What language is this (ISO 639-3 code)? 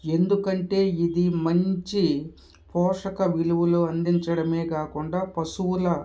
tel